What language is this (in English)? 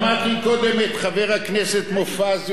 Hebrew